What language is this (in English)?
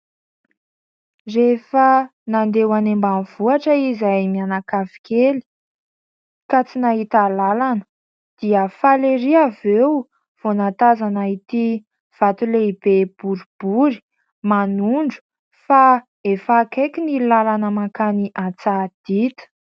Malagasy